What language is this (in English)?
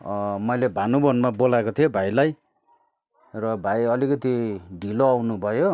Nepali